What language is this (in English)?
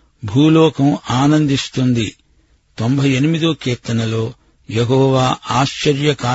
Telugu